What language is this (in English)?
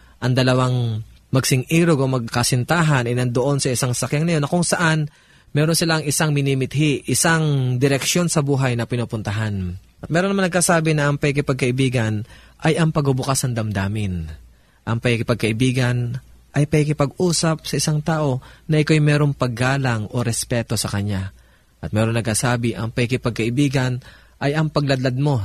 Filipino